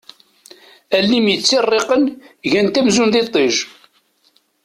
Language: Kabyle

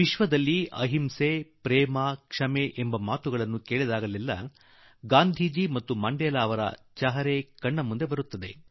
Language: Kannada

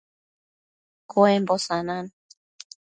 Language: Matsés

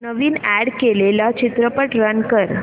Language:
Marathi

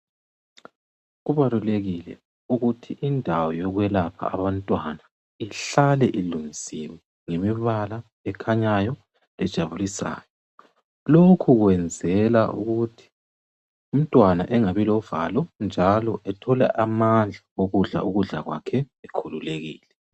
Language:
North Ndebele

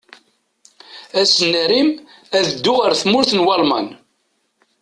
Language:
Kabyle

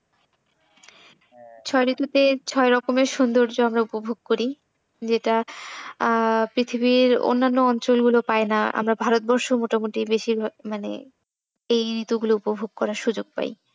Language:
Bangla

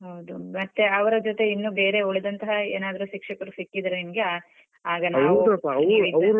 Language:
Kannada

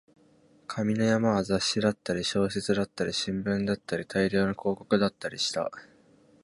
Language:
Japanese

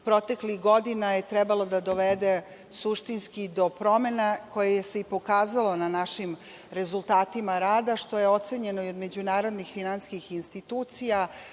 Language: Serbian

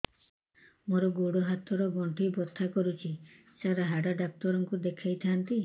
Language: Odia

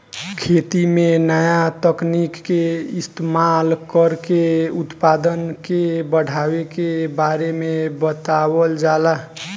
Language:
Bhojpuri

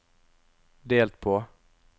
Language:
Norwegian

